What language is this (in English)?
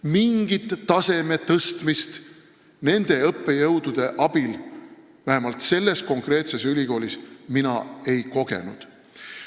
Estonian